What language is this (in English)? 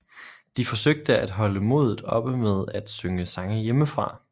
Danish